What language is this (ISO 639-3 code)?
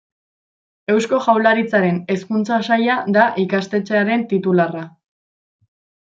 eus